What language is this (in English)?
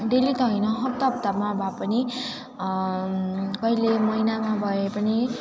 Nepali